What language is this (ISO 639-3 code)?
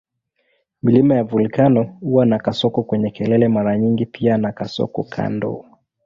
swa